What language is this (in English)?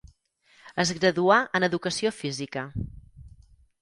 Catalan